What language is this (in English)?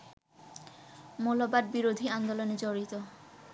Bangla